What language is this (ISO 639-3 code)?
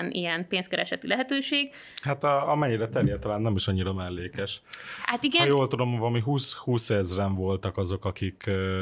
hun